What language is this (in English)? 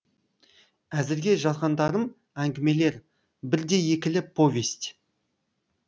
Kazakh